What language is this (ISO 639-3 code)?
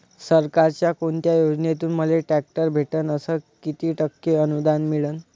mar